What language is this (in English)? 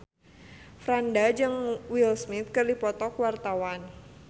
Sundanese